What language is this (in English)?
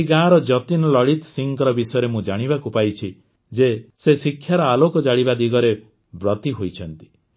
Odia